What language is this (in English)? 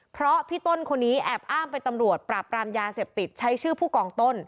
Thai